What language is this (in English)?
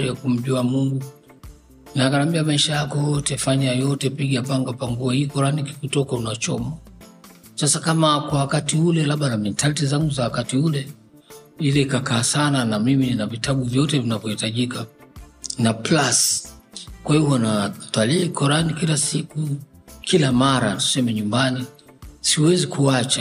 Swahili